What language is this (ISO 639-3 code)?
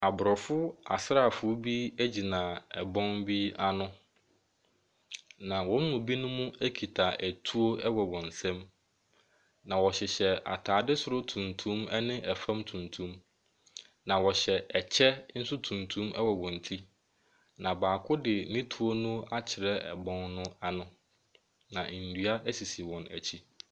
aka